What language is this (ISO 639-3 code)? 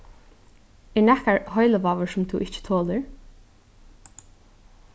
fao